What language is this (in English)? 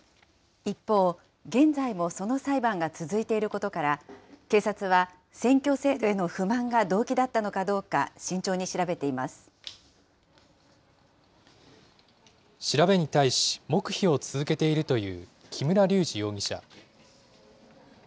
Japanese